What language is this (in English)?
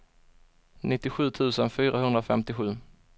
Swedish